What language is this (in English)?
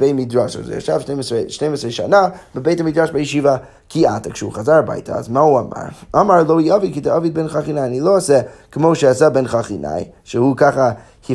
Hebrew